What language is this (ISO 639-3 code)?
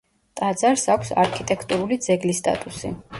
kat